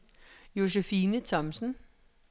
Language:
Danish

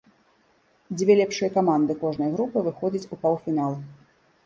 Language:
Belarusian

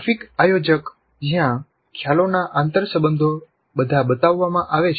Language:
Gujarati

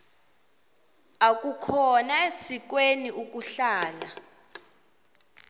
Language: Xhosa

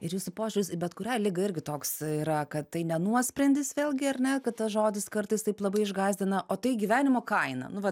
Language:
Lithuanian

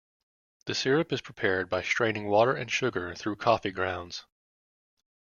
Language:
English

